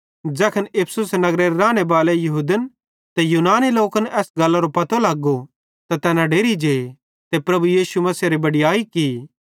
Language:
Bhadrawahi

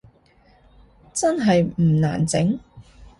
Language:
Cantonese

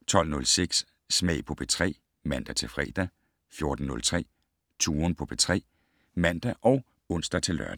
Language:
Danish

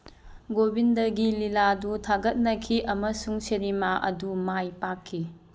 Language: Manipuri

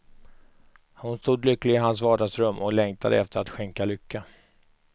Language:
Swedish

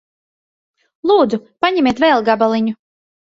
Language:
Latvian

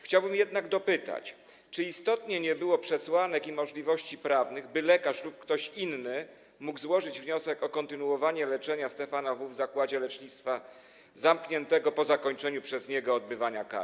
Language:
Polish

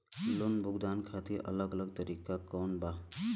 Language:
Bhojpuri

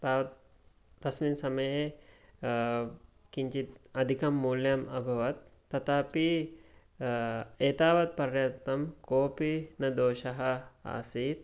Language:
Sanskrit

